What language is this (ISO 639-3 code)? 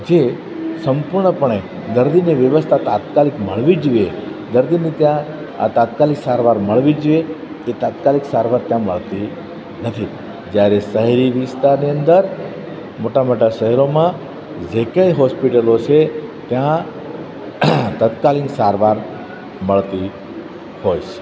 guj